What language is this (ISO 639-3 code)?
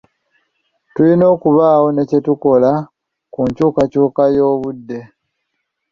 lug